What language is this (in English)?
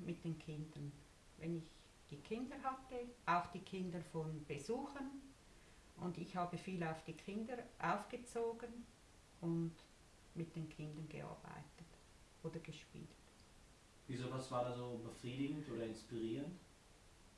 German